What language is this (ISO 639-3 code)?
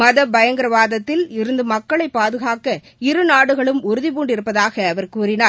tam